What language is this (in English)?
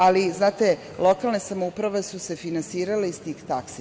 Serbian